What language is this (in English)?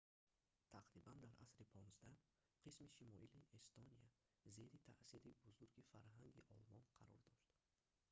Tajik